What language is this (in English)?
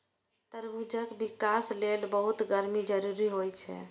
Maithili